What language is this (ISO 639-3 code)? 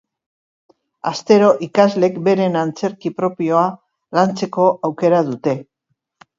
eus